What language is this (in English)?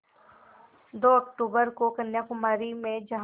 Hindi